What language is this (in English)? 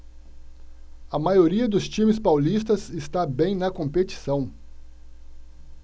Portuguese